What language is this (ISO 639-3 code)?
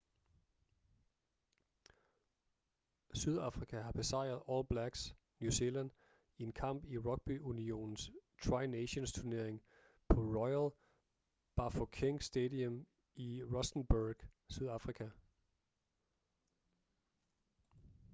dan